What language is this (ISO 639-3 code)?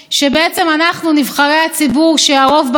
heb